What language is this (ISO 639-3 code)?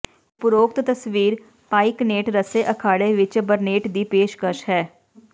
pan